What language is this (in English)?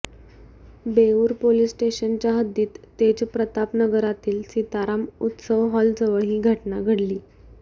Marathi